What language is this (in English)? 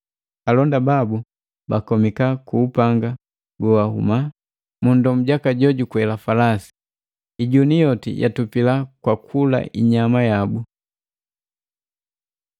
Matengo